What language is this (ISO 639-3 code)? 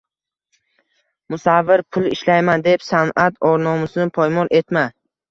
uzb